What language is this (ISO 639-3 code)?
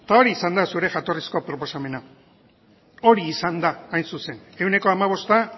eus